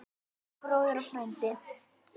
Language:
Icelandic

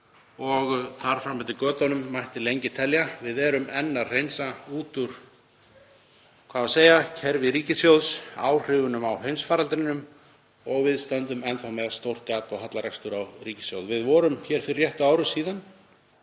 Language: Icelandic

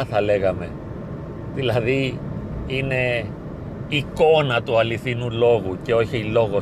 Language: Greek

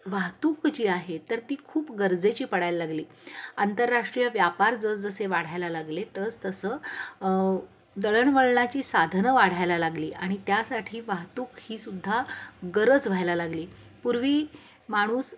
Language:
Marathi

